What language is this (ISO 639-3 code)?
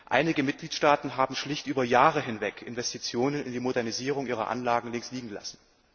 deu